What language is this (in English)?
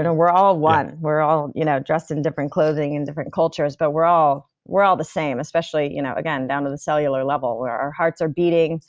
English